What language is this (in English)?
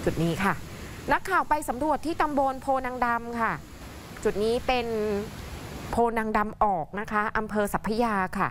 Thai